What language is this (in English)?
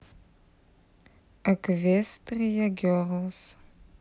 Russian